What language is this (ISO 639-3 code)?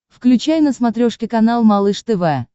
rus